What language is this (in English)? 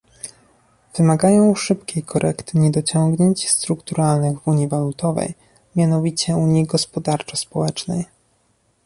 Polish